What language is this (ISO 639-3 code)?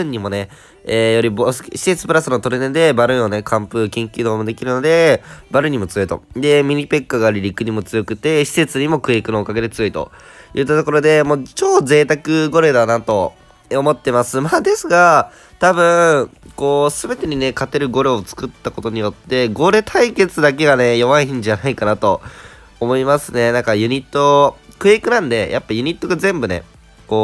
jpn